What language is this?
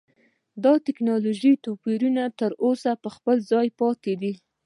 Pashto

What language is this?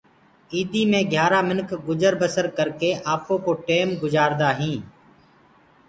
Gurgula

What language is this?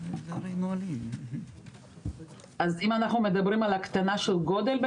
Hebrew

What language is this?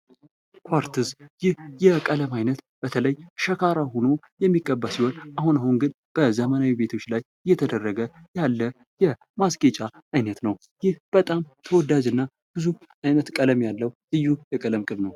Amharic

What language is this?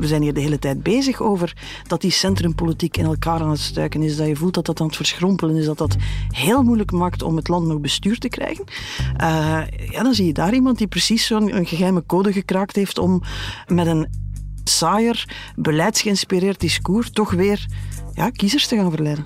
Dutch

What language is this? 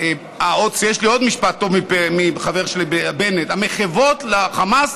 Hebrew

